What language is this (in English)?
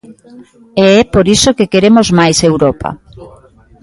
Galician